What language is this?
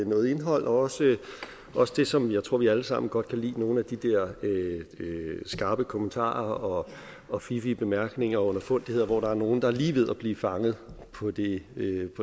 Danish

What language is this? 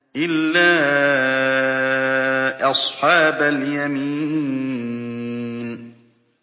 Arabic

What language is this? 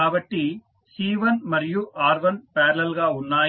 Telugu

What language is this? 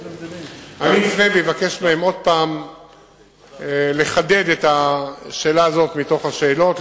Hebrew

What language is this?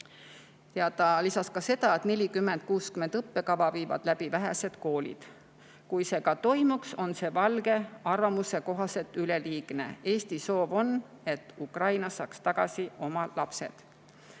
Estonian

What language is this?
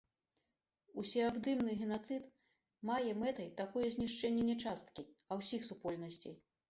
Belarusian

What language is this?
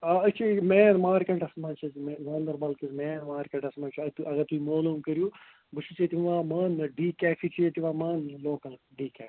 Kashmiri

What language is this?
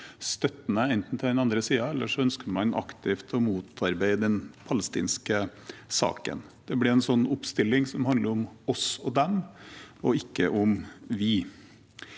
Norwegian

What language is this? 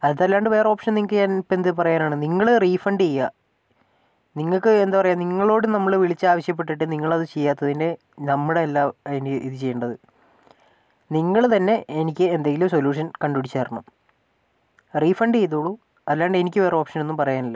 Malayalam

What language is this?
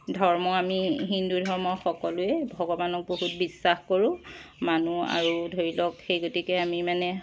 Assamese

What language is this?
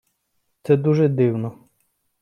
Ukrainian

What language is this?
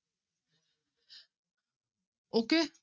Punjabi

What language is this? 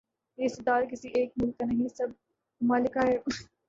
Urdu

